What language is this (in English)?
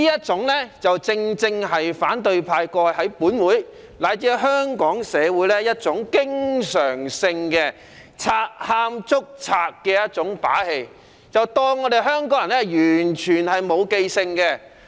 Cantonese